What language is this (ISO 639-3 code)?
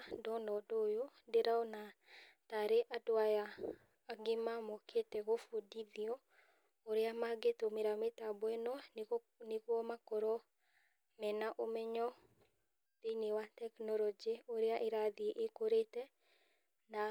kik